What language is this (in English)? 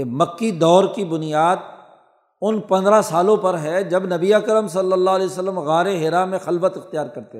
Urdu